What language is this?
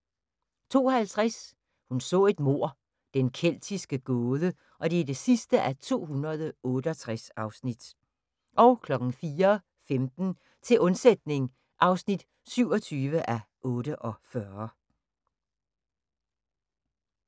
Danish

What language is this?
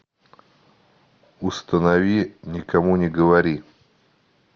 Russian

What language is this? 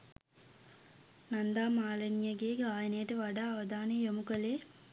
Sinhala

